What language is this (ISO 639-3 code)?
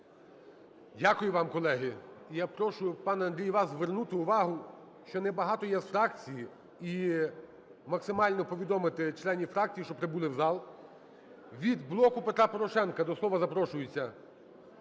ukr